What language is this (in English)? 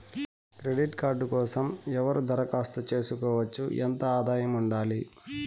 Telugu